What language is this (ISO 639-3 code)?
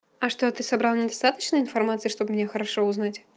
rus